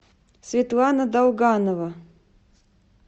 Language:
Russian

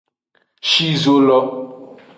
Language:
Aja (Benin)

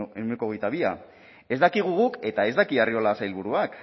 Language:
Basque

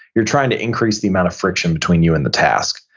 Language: English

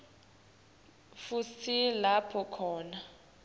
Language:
Swati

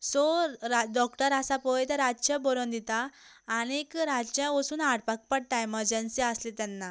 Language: Konkani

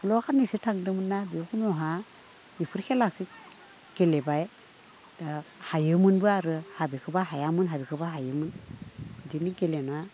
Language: Bodo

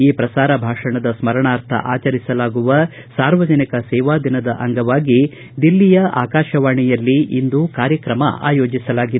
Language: Kannada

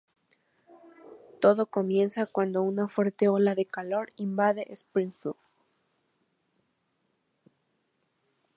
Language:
Spanish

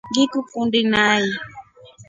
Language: Rombo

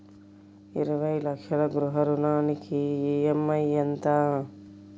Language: Telugu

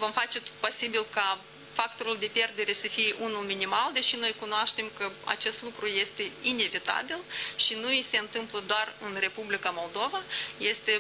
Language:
Romanian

